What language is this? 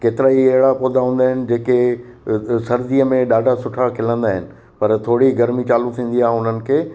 Sindhi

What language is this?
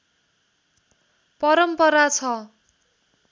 Nepali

